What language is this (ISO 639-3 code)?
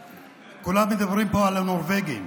heb